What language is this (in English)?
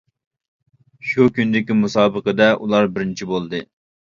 Uyghur